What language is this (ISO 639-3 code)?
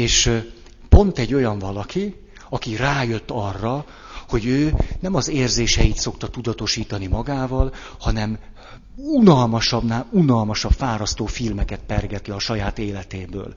hun